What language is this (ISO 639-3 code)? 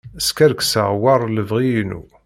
kab